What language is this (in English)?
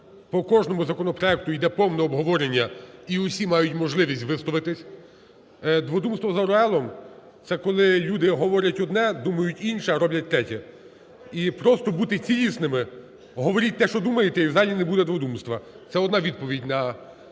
Ukrainian